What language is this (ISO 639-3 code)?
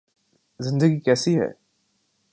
urd